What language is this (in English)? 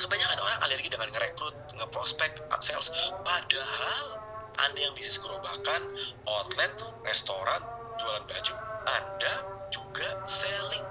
Indonesian